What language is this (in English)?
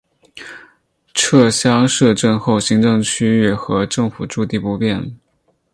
Chinese